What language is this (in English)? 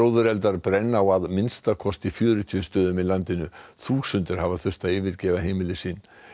Icelandic